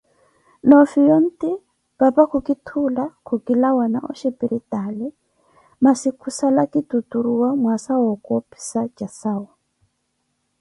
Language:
Koti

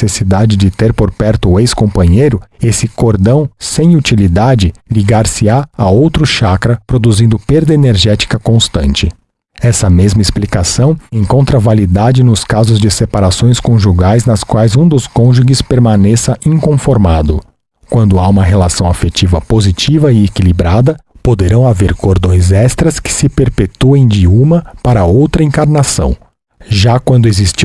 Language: Portuguese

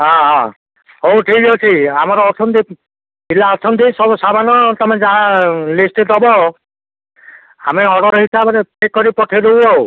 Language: Odia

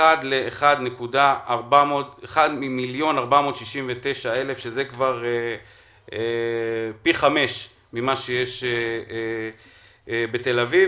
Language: Hebrew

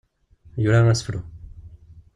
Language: Kabyle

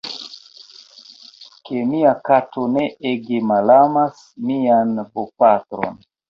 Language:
Esperanto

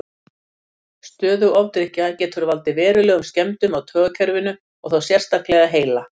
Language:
Icelandic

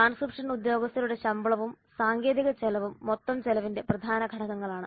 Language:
Malayalam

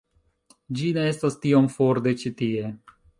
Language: Esperanto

